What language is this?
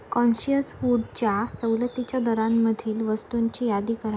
Marathi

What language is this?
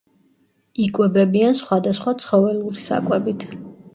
Georgian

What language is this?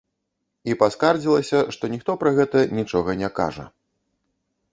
Belarusian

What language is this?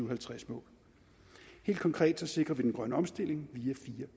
Danish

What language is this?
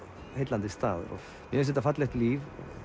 Icelandic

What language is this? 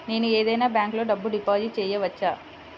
Telugu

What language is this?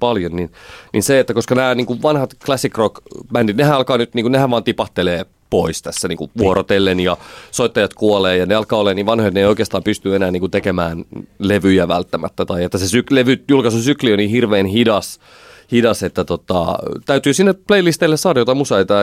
Finnish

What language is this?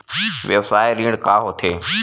Chhattisgarhi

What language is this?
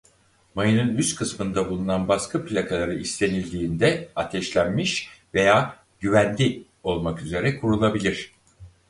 Turkish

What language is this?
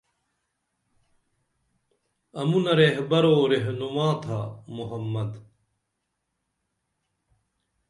Dameli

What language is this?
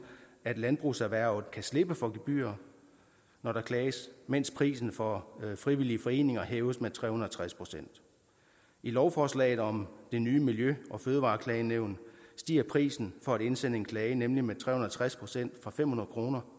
Danish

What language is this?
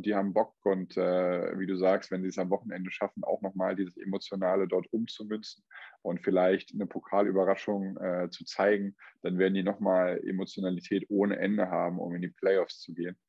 German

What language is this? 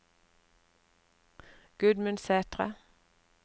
Norwegian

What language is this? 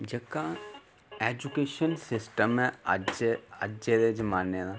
Dogri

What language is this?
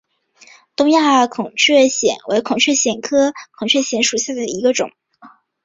Chinese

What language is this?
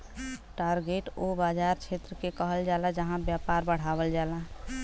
Bhojpuri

